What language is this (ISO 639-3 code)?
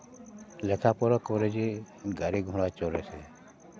sat